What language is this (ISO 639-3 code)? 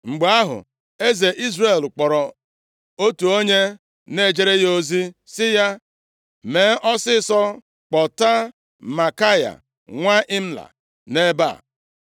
ibo